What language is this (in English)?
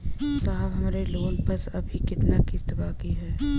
Bhojpuri